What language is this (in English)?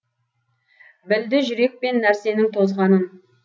Kazakh